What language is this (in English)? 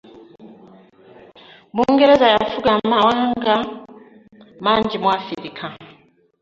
Ganda